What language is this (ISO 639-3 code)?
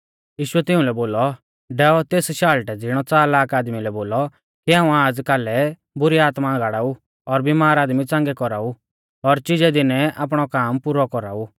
bfz